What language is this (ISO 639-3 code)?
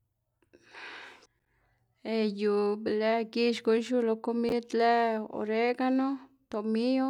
ztg